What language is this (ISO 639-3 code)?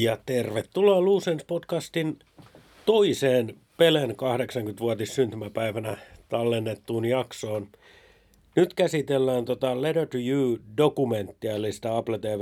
fin